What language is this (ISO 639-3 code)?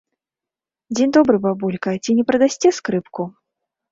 bel